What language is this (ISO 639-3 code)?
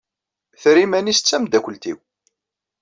kab